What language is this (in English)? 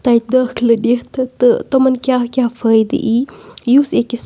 Kashmiri